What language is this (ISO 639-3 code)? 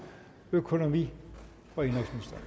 dan